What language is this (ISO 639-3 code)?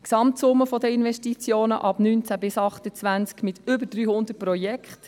gsw